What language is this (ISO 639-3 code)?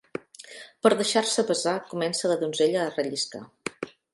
cat